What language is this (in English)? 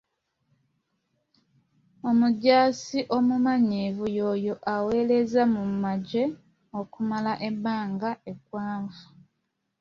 Ganda